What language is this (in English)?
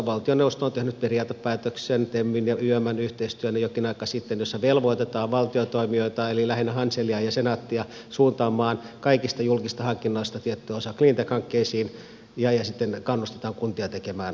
Finnish